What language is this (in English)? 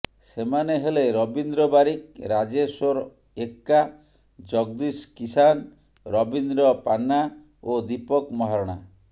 Odia